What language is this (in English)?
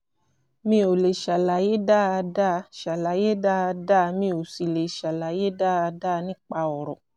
Yoruba